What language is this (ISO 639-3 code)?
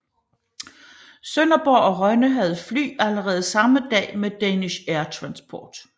dan